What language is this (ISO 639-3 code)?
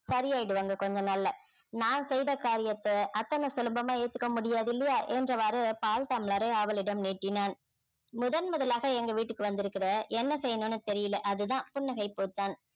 tam